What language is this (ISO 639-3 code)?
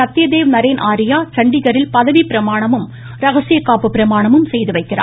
tam